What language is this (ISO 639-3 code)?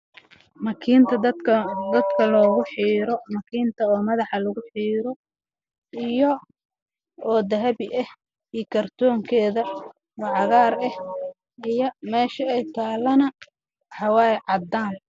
som